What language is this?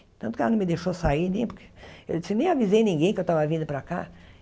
Portuguese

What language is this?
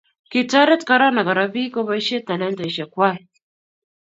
Kalenjin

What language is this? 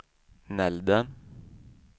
Swedish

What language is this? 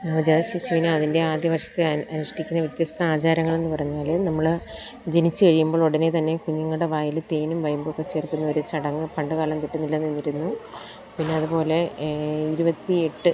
Malayalam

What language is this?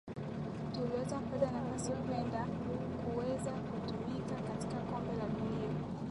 Swahili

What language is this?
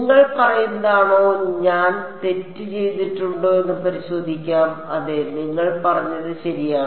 Malayalam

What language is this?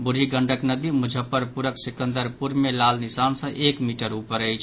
Maithili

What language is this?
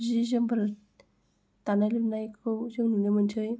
Bodo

